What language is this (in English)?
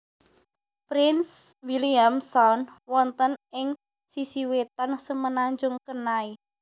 Javanese